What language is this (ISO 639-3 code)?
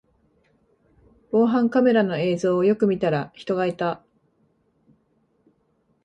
jpn